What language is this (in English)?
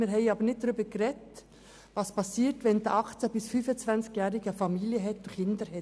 Swiss German